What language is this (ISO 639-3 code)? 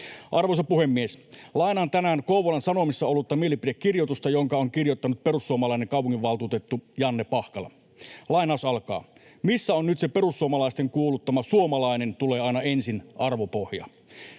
fin